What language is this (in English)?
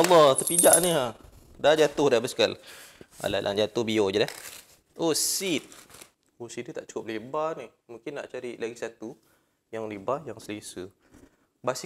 Malay